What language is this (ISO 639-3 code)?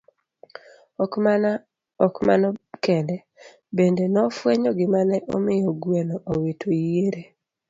luo